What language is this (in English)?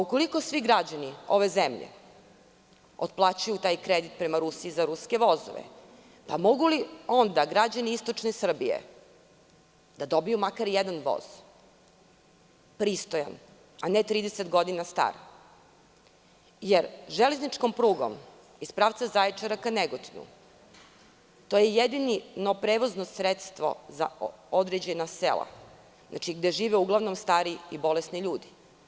Serbian